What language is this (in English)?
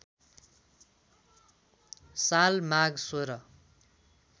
Nepali